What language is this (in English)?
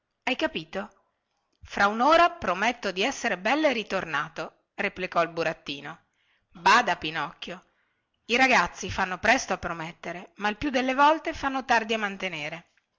Italian